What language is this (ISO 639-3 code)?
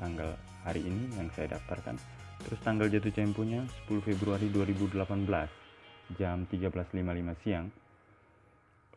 ind